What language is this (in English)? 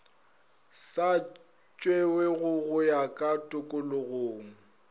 Northern Sotho